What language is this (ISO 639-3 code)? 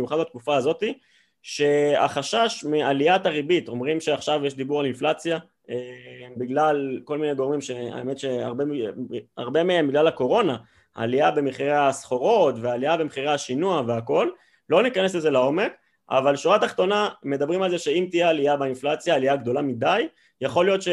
heb